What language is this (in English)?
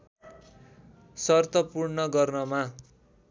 Nepali